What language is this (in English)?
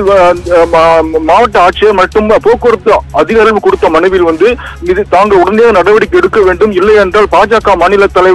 Arabic